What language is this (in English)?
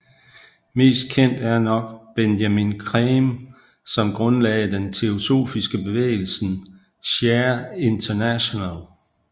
Danish